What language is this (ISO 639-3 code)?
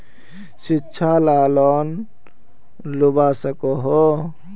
mag